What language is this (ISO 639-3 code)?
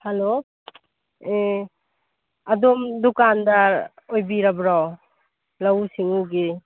mni